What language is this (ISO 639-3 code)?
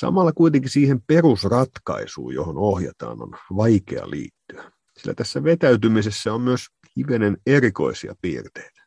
fin